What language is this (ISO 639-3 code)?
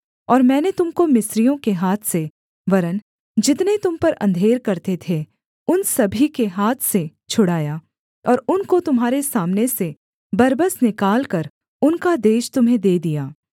hin